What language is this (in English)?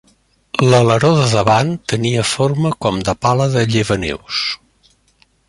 Catalan